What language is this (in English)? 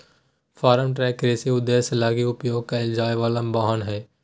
Magahi